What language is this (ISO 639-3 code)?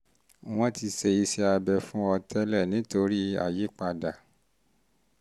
yor